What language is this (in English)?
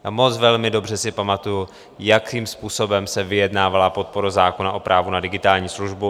Czech